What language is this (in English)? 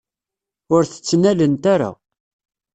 Kabyle